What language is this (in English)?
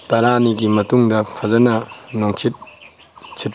Manipuri